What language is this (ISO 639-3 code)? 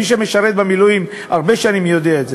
heb